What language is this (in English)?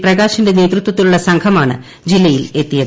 Malayalam